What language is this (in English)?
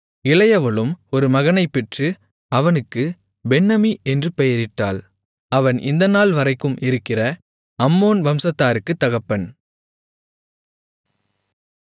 Tamil